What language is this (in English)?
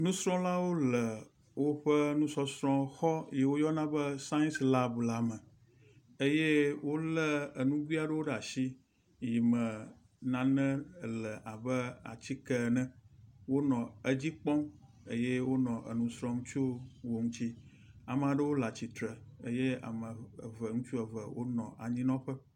Ewe